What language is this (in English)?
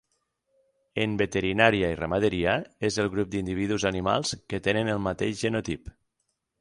Catalan